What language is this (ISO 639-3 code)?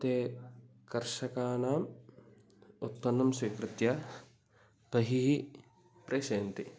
san